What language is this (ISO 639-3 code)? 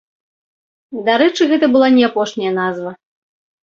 bel